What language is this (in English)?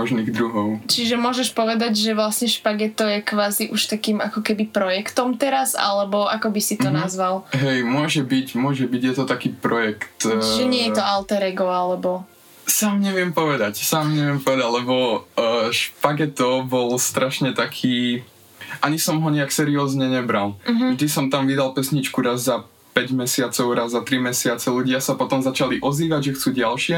Slovak